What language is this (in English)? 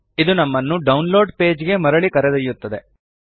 Kannada